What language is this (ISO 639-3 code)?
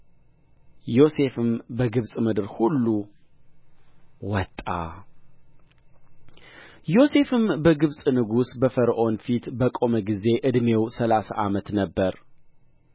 amh